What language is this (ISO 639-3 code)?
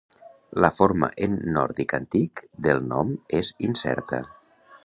cat